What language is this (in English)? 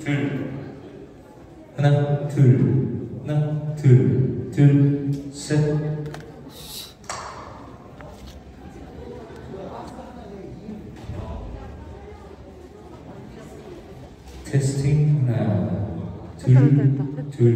Korean